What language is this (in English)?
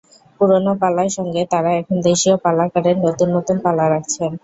Bangla